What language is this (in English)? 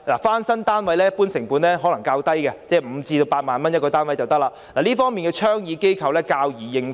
Cantonese